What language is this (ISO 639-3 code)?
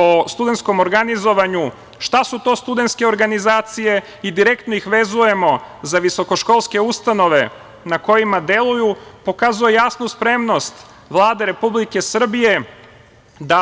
srp